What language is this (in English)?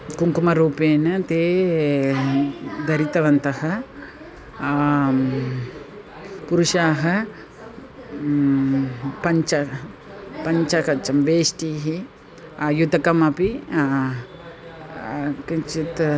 Sanskrit